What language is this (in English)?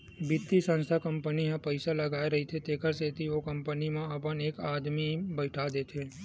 Chhattisgarhi